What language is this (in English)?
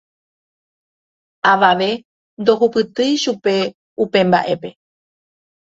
Guarani